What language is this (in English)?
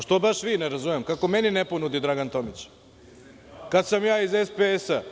Serbian